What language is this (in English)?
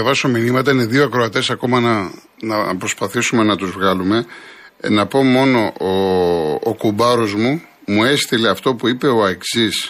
Greek